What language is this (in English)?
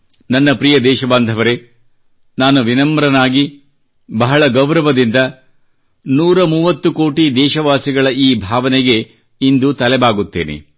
Kannada